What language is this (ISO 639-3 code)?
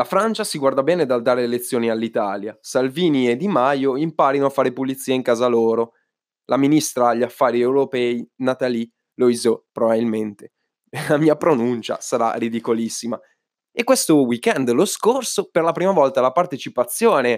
ita